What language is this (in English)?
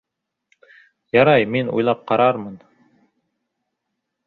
Bashkir